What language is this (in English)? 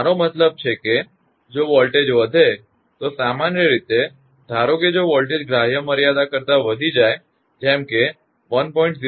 Gujarati